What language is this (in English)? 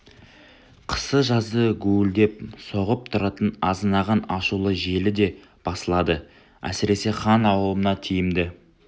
Kazakh